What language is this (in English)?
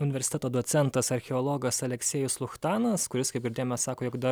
Lithuanian